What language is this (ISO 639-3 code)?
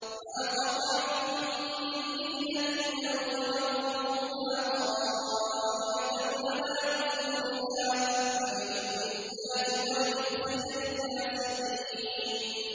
ara